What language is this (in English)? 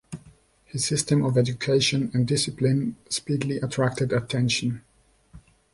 English